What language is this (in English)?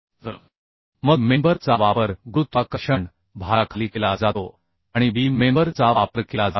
Marathi